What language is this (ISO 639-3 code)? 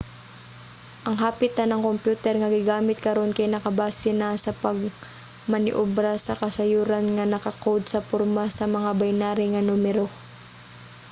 ceb